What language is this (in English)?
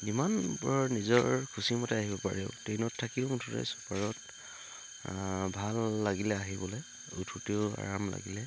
Assamese